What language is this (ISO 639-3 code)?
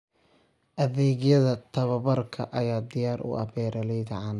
som